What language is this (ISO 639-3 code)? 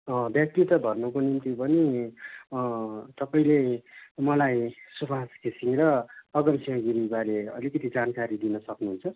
nep